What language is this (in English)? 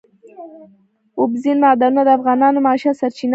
Pashto